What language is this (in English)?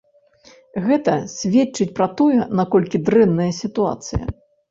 Belarusian